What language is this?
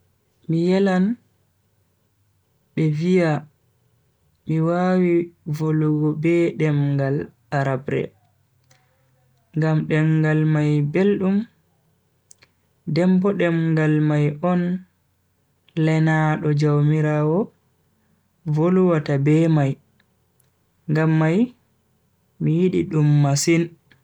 Bagirmi Fulfulde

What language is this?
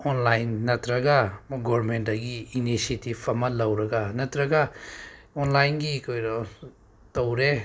Manipuri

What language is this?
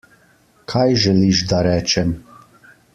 Slovenian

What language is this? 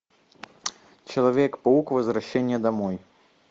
Russian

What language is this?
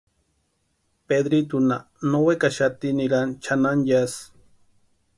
Western Highland Purepecha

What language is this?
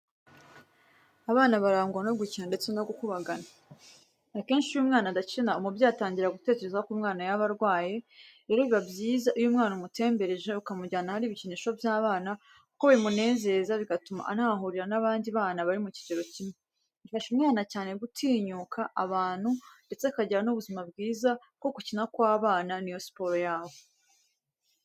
Kinyarwanda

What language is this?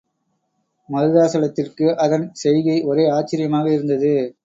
Tamil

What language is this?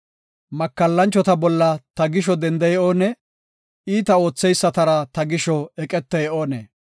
Gofa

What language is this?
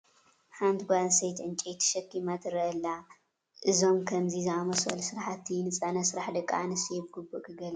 Tigrinya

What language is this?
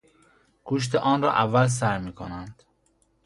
Persian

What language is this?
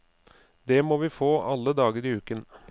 Norwegian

